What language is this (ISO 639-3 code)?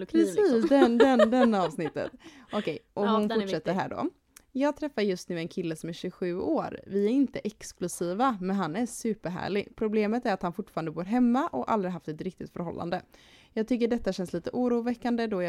swe